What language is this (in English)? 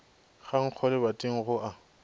Northern Sotho